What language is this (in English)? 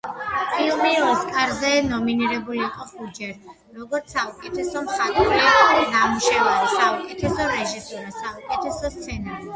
Georgian